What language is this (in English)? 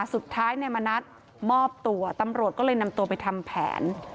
Thai